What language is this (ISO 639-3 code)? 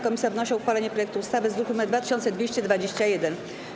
pol